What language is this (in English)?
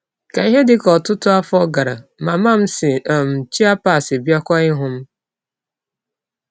Igbo